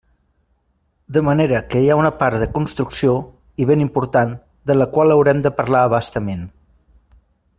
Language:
Catalan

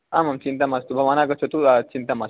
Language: Sanskrit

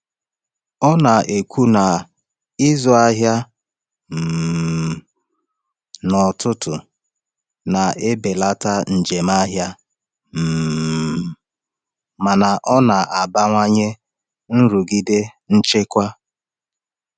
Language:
Igbo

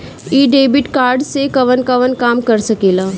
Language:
Bhojpuri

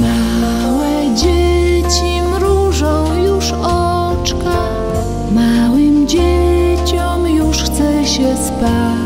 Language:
Ukrainian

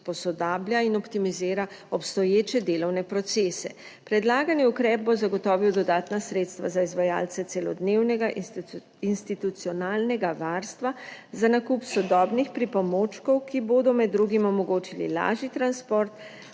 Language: Slovenian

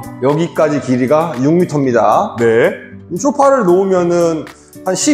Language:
Korean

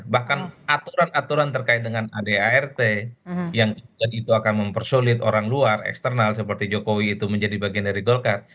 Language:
Indonesian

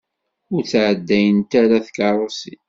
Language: Kabyle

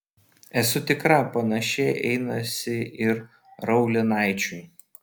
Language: Lithuanian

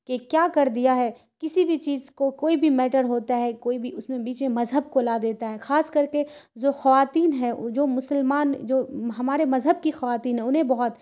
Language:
Urdu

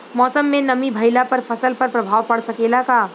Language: Bhojpuri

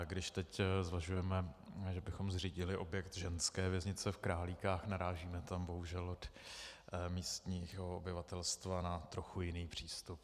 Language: Czech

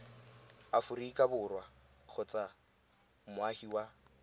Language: Tswana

